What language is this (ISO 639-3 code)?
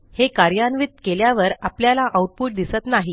mar